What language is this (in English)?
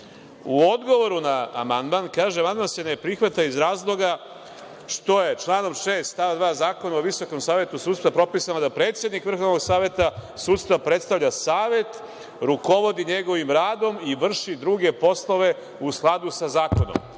Serbian